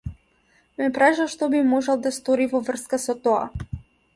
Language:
Macedonian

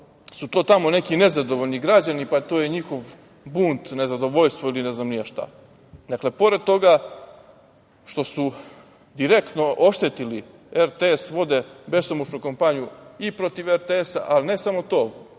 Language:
Serbian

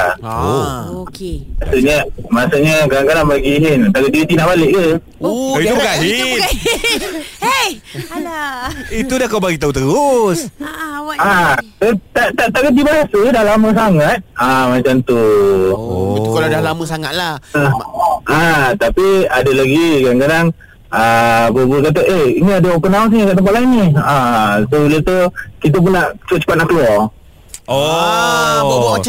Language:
Malay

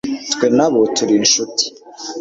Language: Kinyarwanda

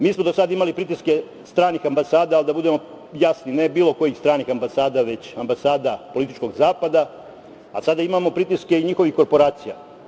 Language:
Serbian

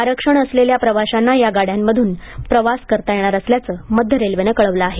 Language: Marathi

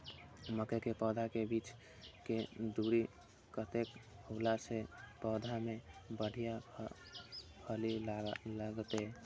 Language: Maithili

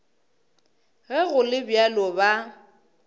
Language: Northern Sotho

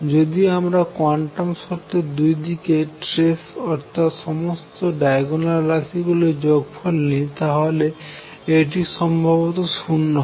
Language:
Bangla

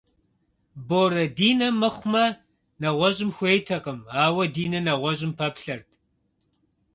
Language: Kabardian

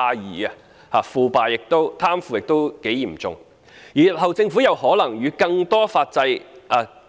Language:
Cantonese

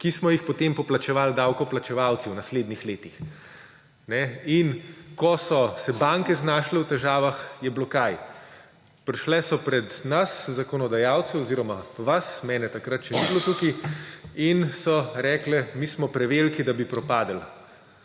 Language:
Slovenian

